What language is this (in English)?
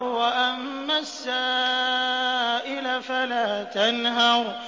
Arabic